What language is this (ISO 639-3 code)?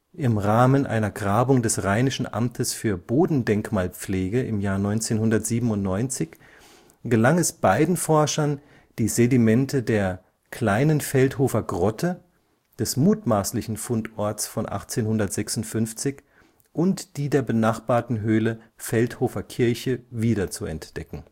deu